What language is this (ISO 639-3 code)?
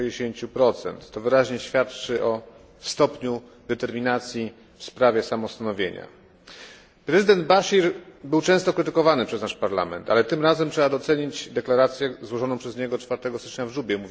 pol